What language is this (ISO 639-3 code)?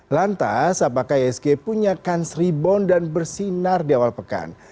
ind